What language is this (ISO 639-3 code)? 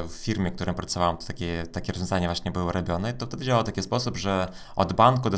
pol